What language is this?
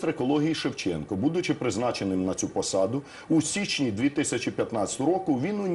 Ukrainian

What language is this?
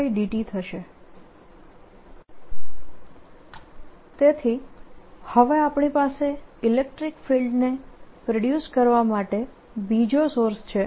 Gujarati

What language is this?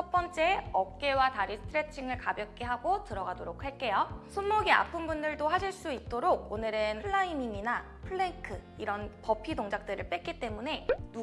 Korean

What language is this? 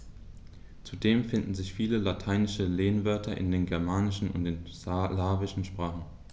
German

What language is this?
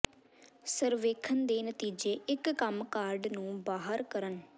Punjabi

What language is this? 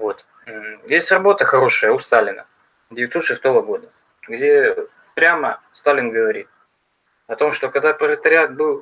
Russian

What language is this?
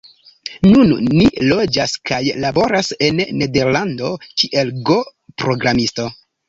Esperanto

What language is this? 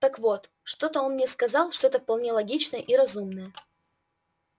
Russian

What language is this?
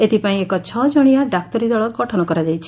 Odia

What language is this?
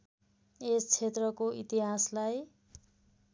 Nepali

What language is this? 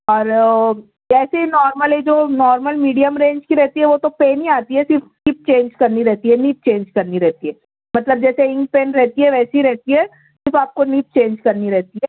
Urdu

